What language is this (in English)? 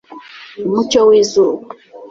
Kinyarwanda